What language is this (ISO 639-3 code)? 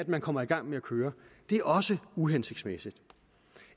dan